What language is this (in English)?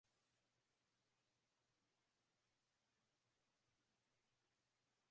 Swahili